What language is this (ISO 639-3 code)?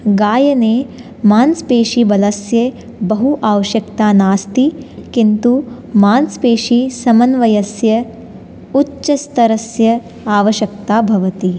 san